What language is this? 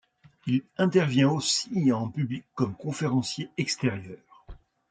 French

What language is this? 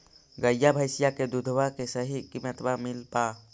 Magahi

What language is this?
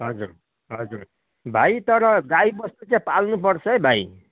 Nepali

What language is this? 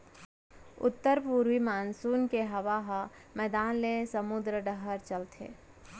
Chhattisgarhi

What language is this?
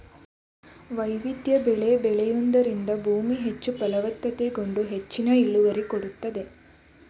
Kannada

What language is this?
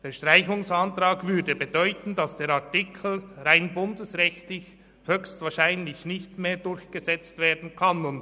Swiss German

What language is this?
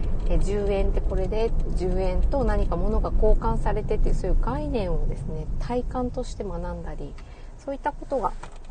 Japanese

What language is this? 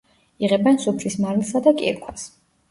Georgian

